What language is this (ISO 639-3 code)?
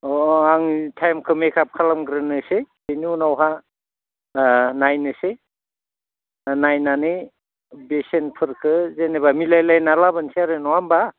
brx